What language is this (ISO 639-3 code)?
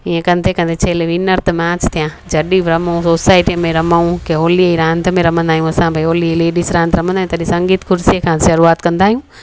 snd